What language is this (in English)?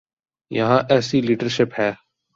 Urdu